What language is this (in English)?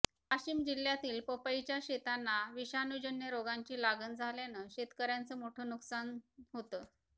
Marathi